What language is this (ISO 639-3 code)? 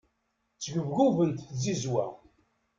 kab